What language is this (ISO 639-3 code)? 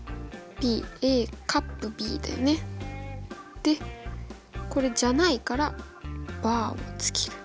jpn